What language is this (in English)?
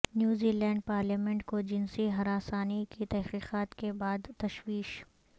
Urdu